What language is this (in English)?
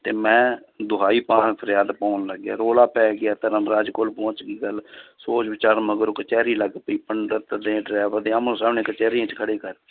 Punjabi